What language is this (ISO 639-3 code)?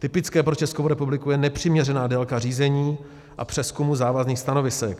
ces